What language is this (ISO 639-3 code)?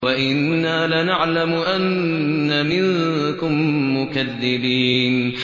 ara